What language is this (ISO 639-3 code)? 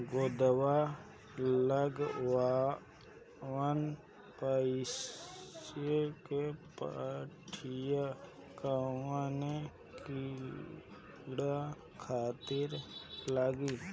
bho